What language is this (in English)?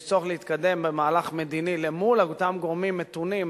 Hebrew